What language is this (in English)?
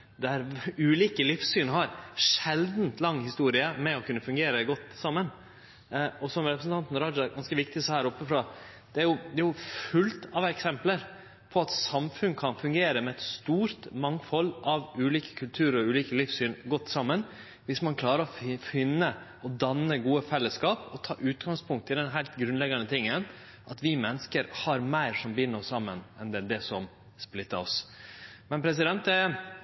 Norwegian Nynorsk